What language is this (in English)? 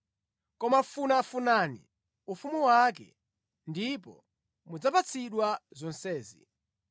Nyanja